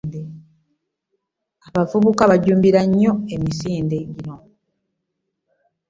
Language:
Ganda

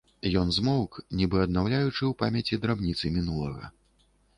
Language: Belarusian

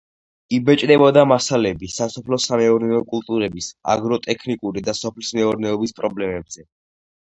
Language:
Georgian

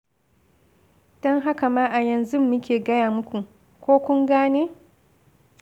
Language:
Hausa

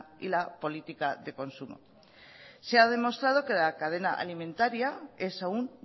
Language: Spanish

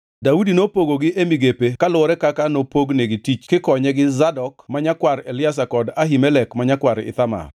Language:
Luo (Kenya and Tanzania)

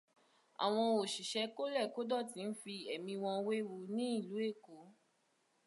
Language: Yoruba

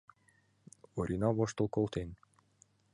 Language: Mari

